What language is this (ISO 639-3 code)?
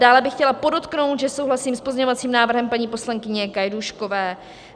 ces